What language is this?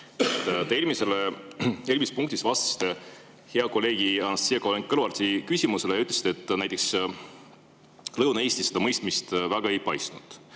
Estonian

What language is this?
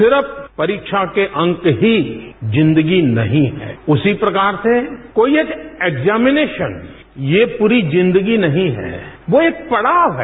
Hindi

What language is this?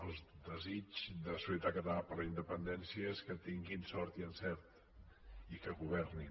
Catalan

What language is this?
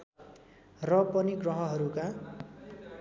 Nepali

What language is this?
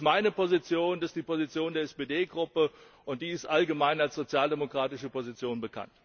German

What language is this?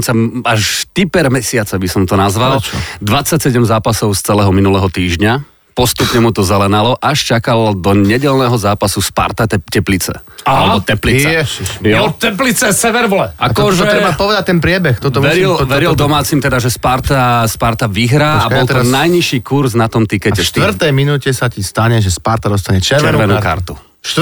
Slovak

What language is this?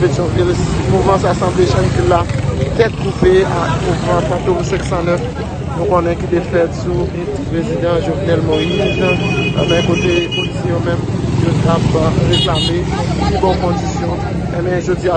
French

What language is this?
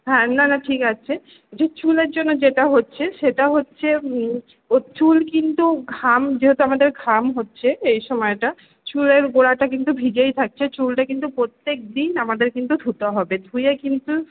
Bangla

